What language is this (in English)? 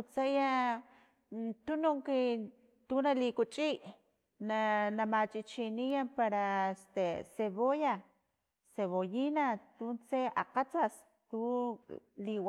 Filomena Mata-Coahuitlán Totonac